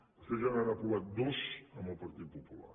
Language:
Catalan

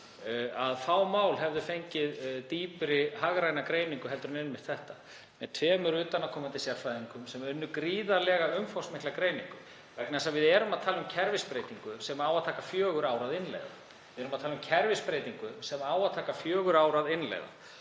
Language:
Icelandic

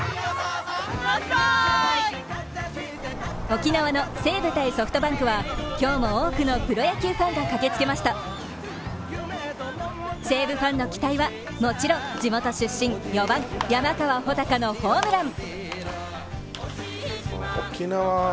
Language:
Japanese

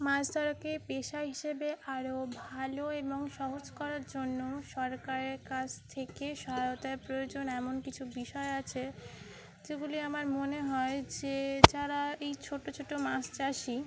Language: Bangla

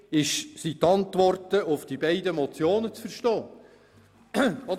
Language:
Swiss German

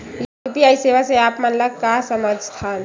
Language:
Chhattisgarhi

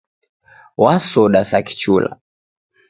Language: Taita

